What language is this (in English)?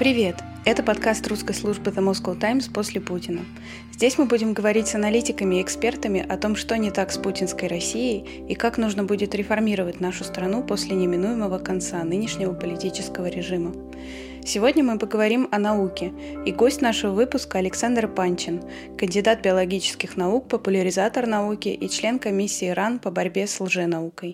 Russian